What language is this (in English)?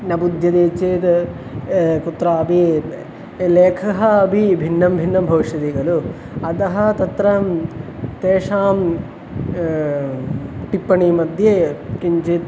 Sanskrit